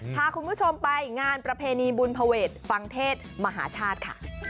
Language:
Thai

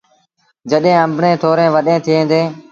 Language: Sindhi Bhil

